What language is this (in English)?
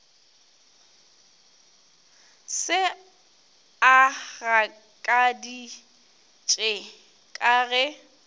Northern Sotho